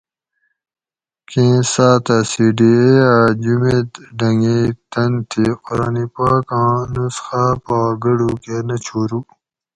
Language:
Gawri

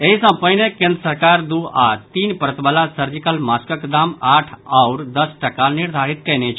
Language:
Maithili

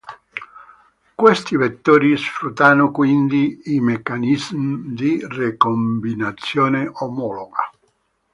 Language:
Italian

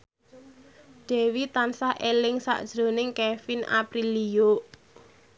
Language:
Javanese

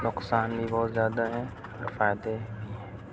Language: Urdu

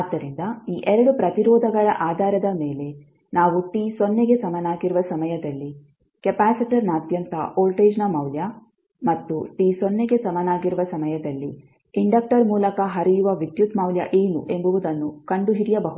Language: Kannada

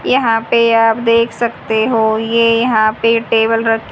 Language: Hindi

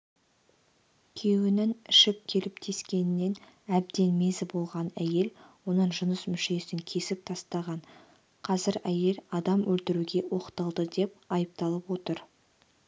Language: Kazakh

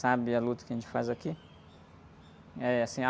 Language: Portuguese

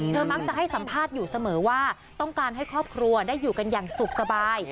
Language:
Thai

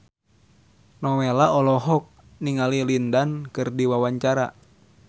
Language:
Sundanese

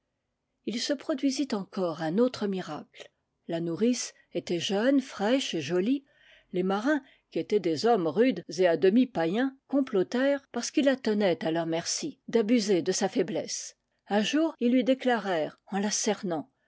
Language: French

